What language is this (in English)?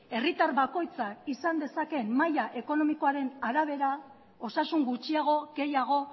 Basque